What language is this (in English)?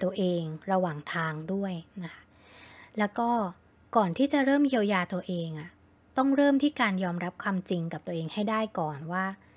Thai